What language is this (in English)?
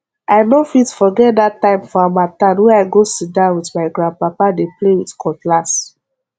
Nigerian Pidgin